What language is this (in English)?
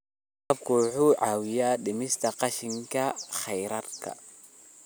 Somali